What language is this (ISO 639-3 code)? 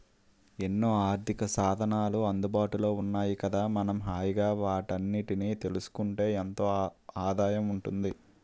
tel